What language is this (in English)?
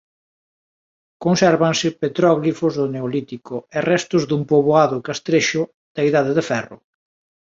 Galician